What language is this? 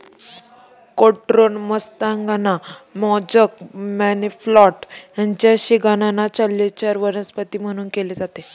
Marathi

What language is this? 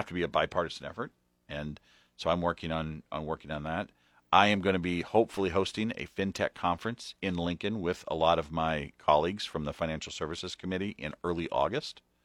English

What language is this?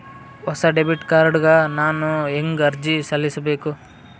Kannada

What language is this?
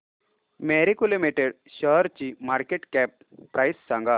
Marathi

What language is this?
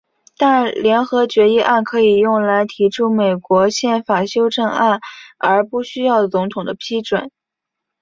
Chinese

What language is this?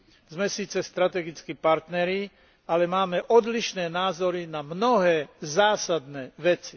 Slovak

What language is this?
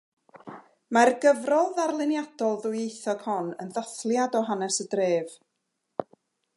Welsh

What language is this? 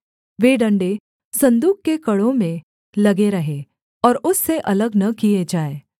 Hindi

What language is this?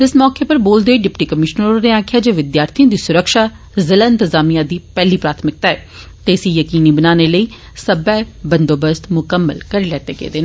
Dogri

